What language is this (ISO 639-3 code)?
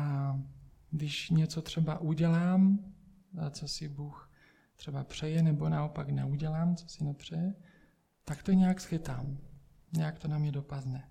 ces